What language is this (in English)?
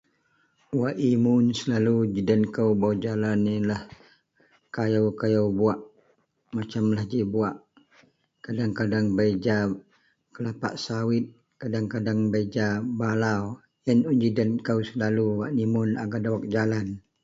Central Melanau